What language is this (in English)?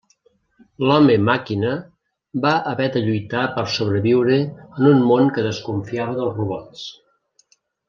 Catalan